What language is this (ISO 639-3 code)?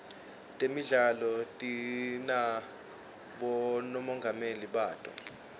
ssw